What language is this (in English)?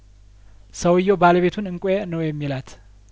Amharic